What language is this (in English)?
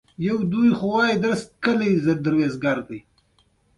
Pashto